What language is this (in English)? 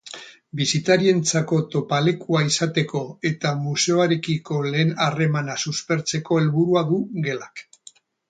Basque